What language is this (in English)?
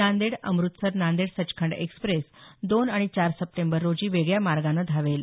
Marathi